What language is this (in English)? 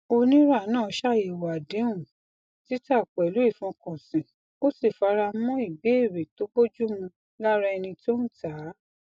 Yoruba